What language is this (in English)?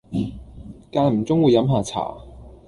Cantonese